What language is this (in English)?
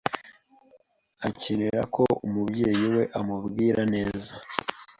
Kinyarwanda